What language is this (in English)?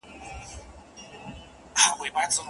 Pashto